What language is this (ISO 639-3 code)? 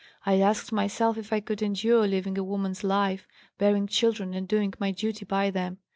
eng